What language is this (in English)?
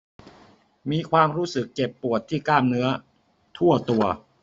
Thai